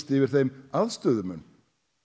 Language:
Icelandic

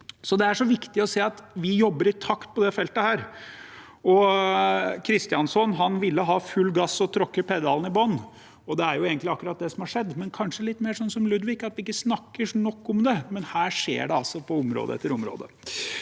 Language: Norwegian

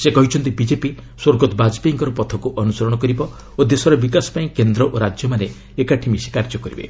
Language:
Odia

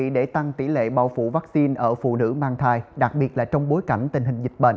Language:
Vietnamese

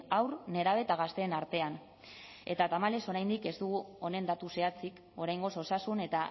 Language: Basque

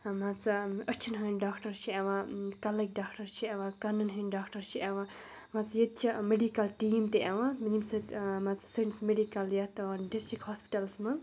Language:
Kashmiri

